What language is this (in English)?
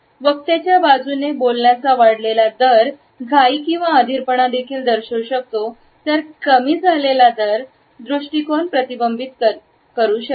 Marathi